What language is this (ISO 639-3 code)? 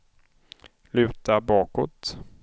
swe